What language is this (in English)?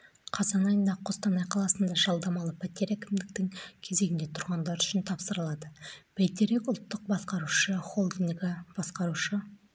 Kazakh